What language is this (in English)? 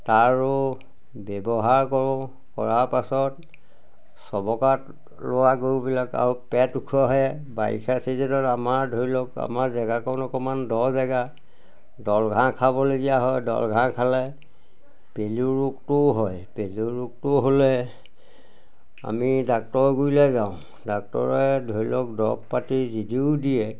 Assamese